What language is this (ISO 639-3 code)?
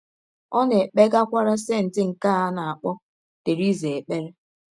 ibo